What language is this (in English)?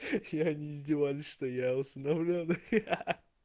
Russian